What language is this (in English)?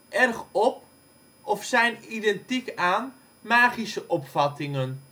Dutch